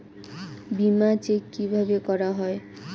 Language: Bangla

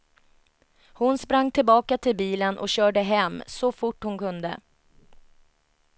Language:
Swedish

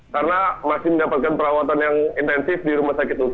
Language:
Indonesian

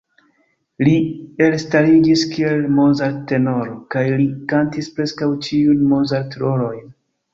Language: Esperanto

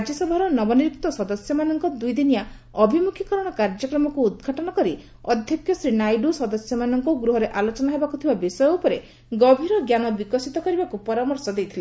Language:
Odia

